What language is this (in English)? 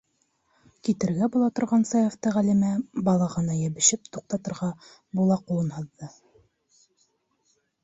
Bashkir